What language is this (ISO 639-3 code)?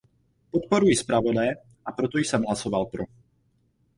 ces